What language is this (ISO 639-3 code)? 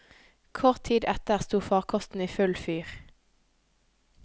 nor